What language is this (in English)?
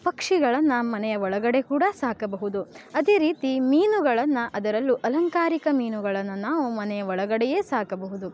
Kannada